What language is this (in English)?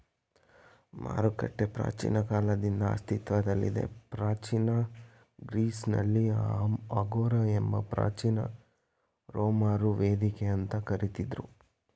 Kannada